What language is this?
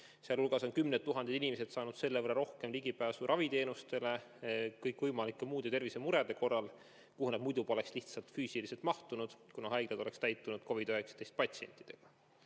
Estonian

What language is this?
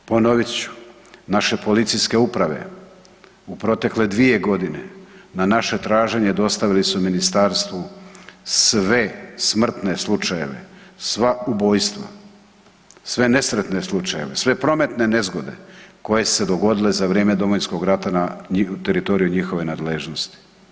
Croatian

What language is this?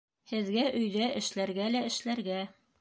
Bashkir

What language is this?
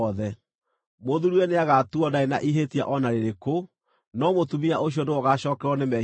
Kikuyu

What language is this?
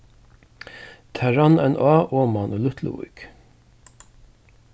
Faroese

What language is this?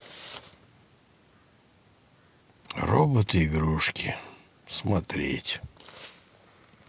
Russian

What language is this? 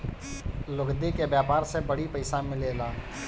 Bhojpuri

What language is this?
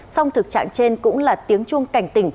Vietnamese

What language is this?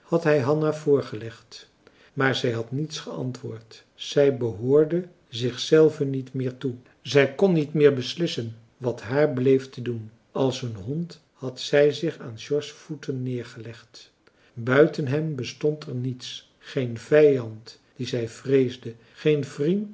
Dutch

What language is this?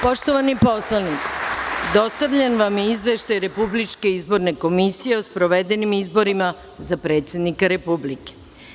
Serbian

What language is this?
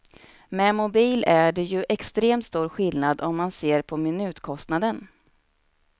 Swedish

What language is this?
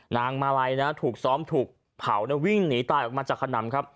Thai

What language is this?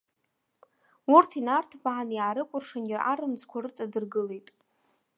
Abkhazian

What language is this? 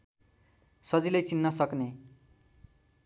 Nepali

